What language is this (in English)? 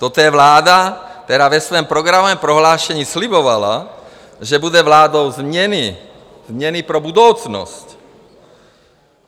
Czech